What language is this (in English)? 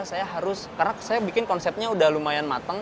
Indonesian